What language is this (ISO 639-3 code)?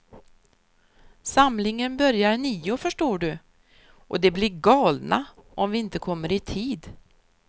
swe